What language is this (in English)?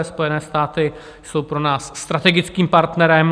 Czech